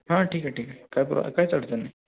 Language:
Marathi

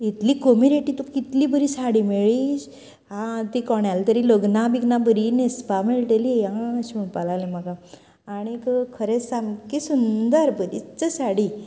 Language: Konkani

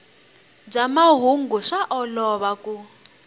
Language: Tsonga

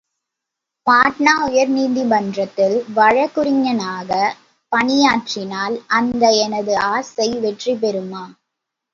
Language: Tamil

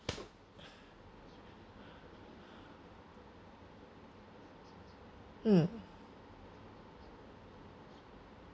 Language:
English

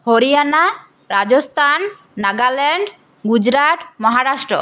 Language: Bangla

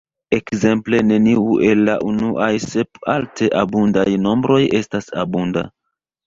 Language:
Esperanto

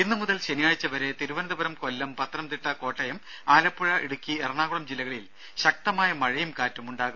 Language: Malayalam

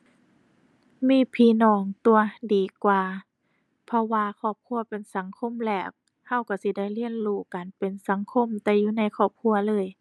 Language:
Thai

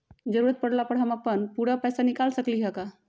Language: Magahi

